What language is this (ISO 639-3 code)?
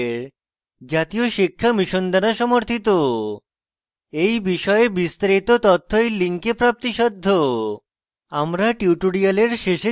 ben